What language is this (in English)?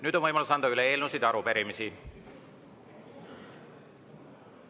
Estonian